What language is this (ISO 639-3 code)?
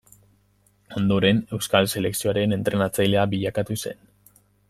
eus